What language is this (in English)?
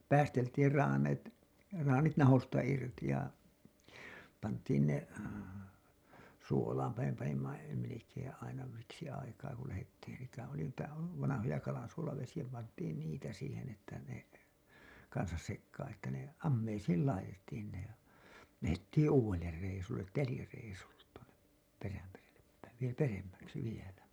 Finnish